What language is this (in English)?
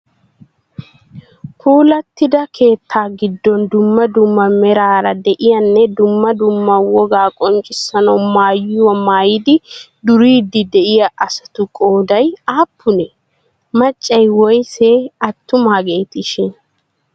Wolaytta